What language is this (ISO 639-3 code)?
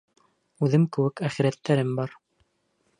bak